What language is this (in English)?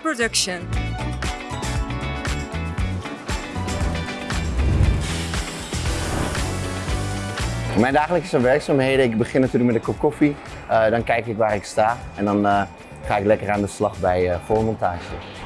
Dutch